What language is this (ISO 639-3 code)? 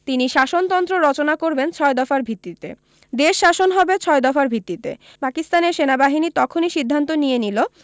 ben